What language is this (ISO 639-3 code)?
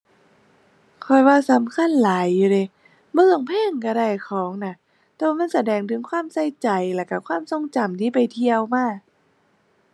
tha